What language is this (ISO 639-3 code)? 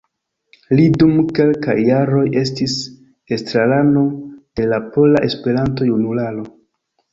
epo